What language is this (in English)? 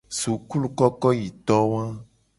Gen